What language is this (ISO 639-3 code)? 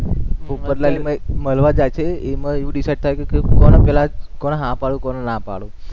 guj